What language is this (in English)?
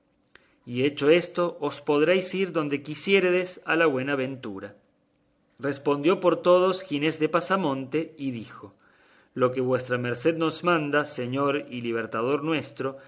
Spanish